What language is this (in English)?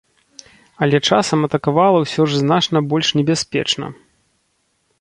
Belarusian